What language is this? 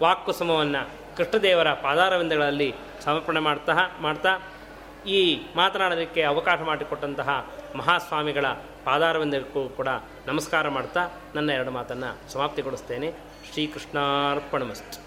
Kannada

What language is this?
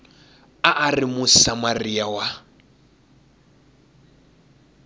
Tsonga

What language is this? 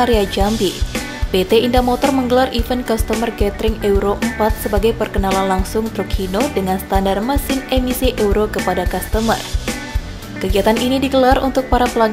Indonesian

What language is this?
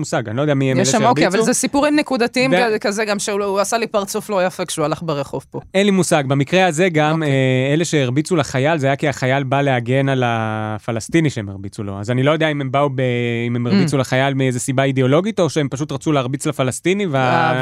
Hebrew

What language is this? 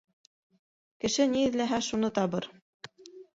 Bashkir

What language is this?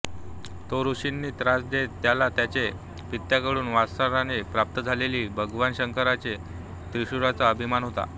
Marathi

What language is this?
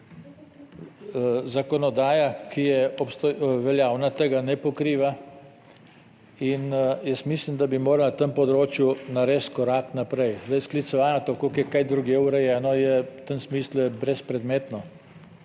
Slovenian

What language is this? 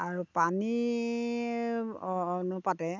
Assamese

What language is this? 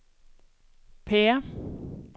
Swedish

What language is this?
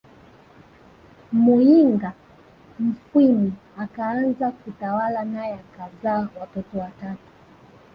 Swahili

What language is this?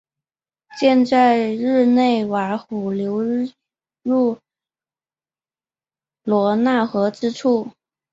Chinese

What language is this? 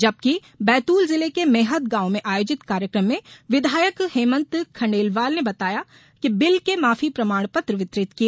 Hindi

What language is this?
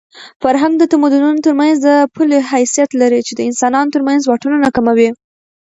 Pashto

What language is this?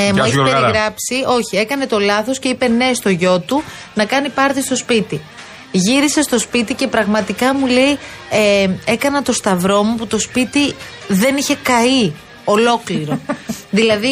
Greek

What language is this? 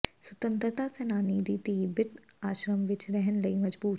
Punjabi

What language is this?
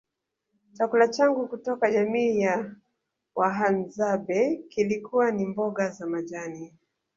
Swahili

